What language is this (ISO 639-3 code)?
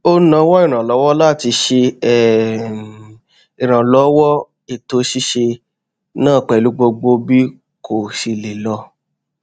yor